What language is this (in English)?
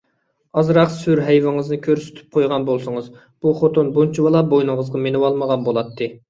Uyghur